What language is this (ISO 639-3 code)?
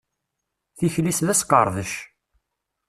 kab